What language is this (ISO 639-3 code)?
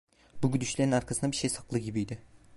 tur